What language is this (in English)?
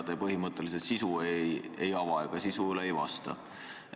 Estonian